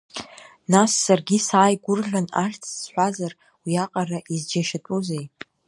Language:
Abkhazian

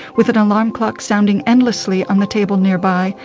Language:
English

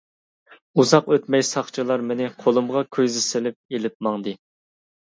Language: Uyghur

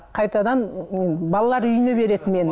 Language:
Kazakh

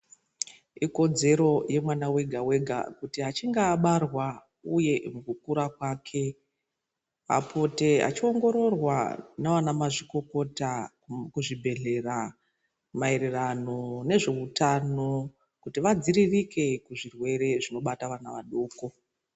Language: Ndau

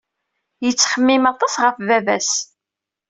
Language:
Kabyle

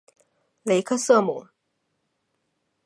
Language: Chinese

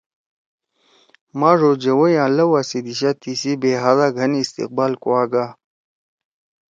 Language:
Torwali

